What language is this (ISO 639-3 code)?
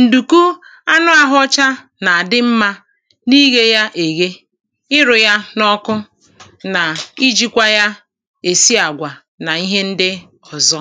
ibo